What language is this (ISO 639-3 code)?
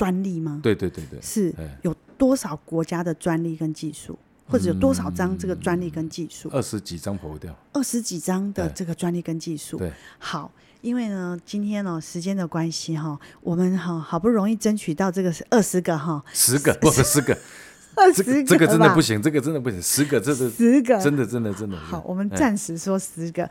zho